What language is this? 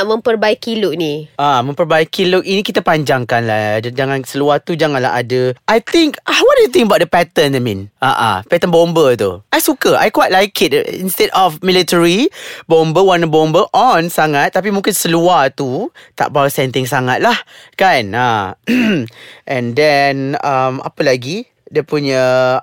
Malay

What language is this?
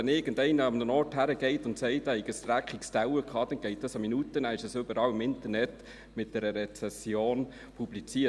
Swiss German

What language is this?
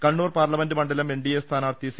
Malayalam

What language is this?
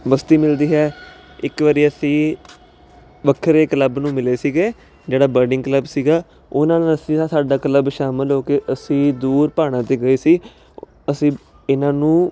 Punjabi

